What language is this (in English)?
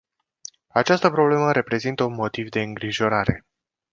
Romanian